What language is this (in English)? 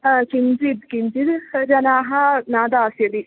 Sanskrit